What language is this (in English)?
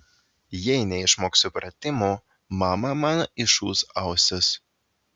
Lithuanian